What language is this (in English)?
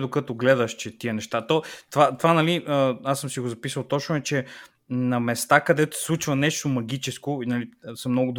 Bulgarian